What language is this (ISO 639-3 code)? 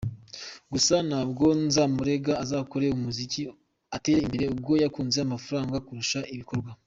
kin